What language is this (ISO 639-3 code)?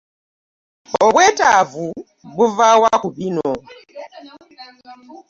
lug